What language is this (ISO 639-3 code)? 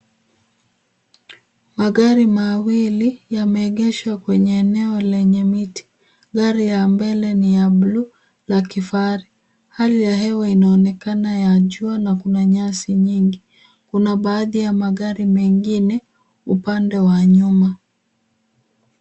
swa